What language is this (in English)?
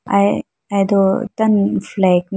Idu-Mishmi